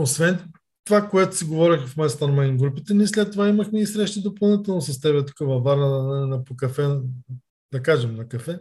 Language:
Bulgarian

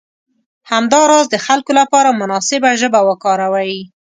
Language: Pashto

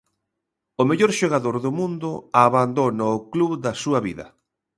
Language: Galician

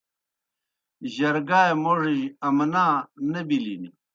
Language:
Kohistani Shina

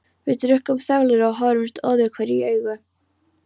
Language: Icelandic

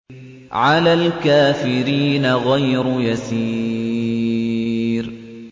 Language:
Arabic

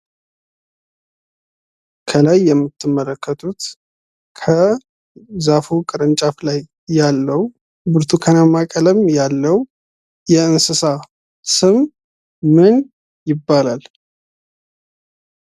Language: Amharic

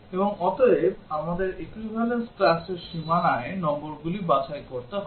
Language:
Bangla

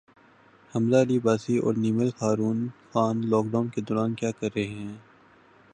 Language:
Urdu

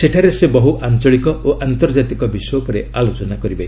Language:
Odia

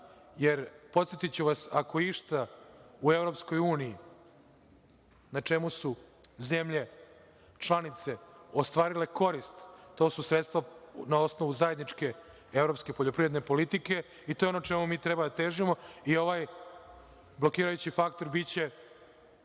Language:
Serbian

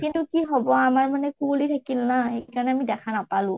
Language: Assamese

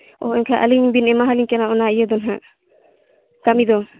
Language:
Santali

